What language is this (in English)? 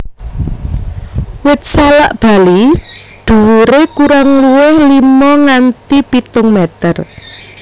Javanese